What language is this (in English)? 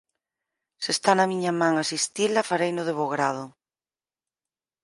Galician